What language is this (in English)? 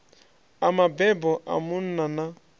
Venda